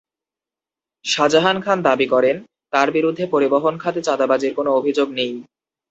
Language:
Bangla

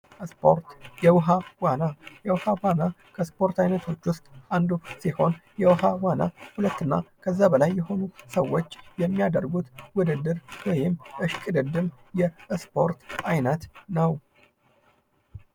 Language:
Amharic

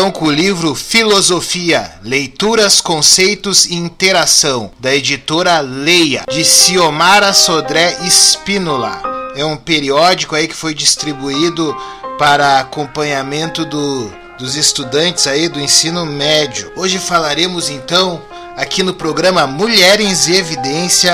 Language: Portuguese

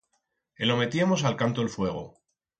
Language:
Aragonese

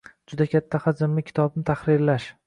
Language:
Uzbek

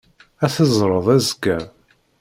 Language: Kabyle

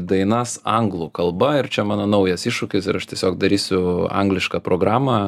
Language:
Lithuanian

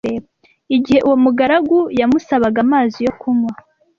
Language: Kinyarwanda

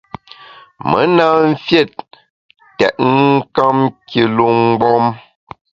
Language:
Bamun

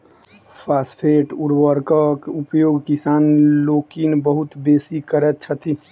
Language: Maithili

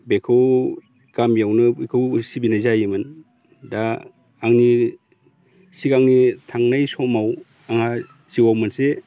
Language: Bodo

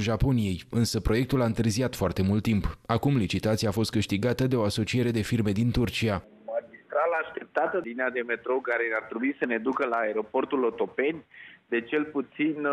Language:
Romanian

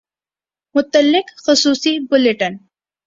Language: Urdu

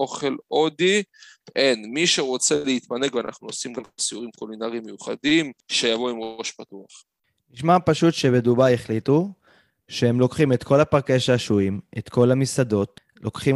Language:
Hebrew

